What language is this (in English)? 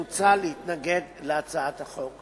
Hebrew